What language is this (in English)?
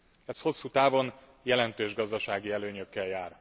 Hungarian